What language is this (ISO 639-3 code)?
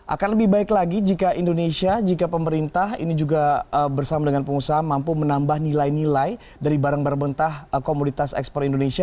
ind